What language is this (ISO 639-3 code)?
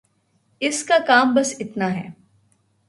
urd